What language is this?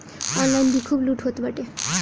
Bhojpuri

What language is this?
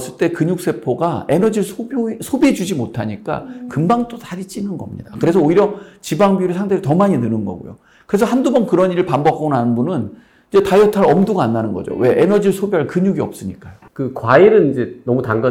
Korean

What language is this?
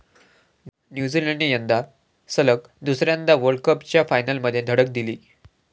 Marathi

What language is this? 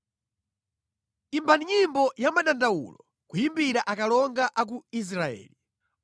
Nyanja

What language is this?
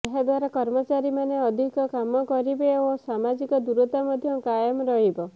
Odia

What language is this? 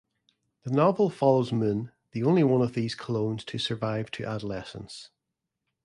English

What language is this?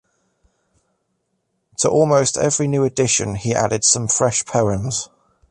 English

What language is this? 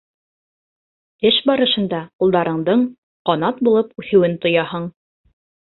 Bashkir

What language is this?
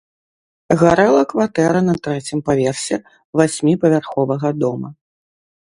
Belarusian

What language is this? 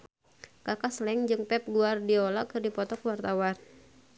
Sundanese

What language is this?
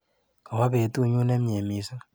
Kalenjin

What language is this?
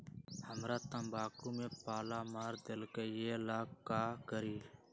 Magahi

